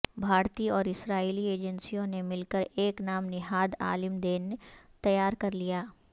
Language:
Urdu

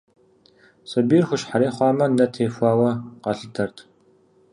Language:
Kabardian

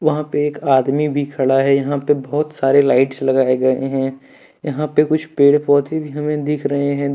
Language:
Hindi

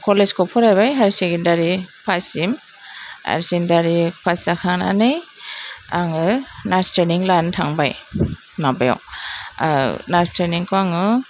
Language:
Bodo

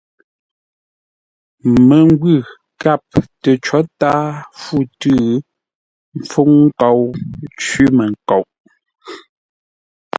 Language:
Ngombale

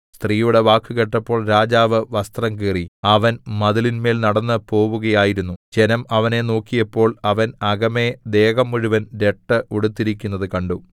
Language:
Malayalam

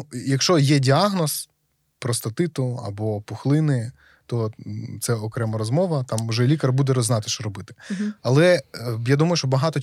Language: Ukrainian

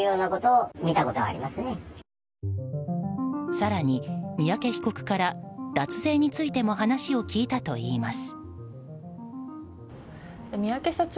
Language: Japanese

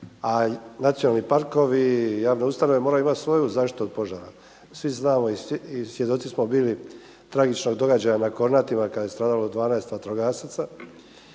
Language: Croatian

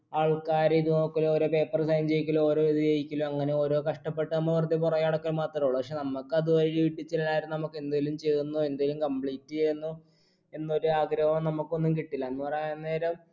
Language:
Malayalam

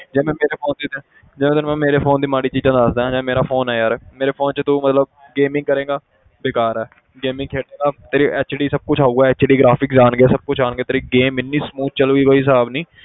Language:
Punjabi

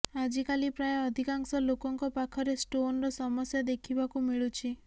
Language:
Odia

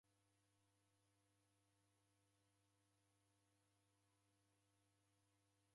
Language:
Taita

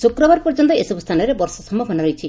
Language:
Odia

